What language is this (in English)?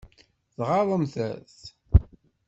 Kabyle